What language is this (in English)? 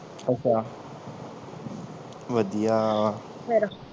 Punjabi